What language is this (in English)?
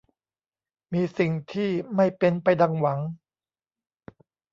Thai